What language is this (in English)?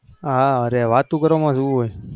Gujarati